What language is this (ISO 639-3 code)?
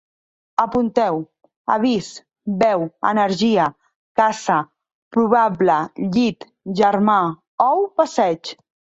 cat